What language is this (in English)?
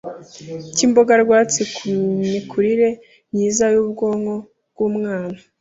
Kinyarwanda